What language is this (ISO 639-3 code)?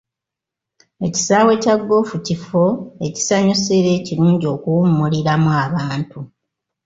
lug